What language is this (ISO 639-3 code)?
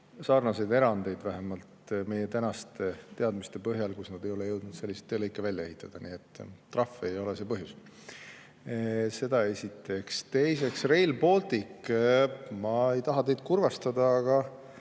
est